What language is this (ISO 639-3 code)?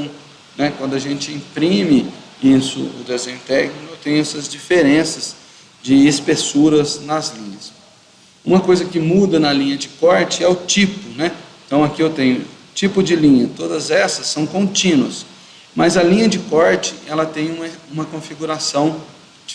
por